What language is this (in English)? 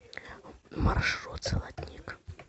Russian